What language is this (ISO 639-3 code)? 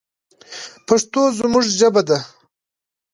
pus